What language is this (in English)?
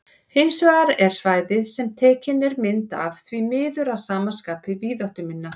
Icelandic